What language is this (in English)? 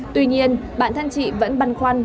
Vietnamese